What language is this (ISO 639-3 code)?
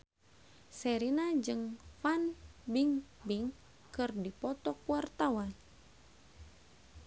sun